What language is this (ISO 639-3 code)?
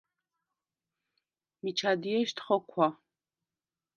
sva